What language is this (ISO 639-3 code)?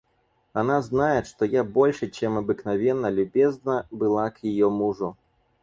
rus